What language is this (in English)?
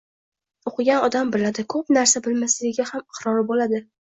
Uzbek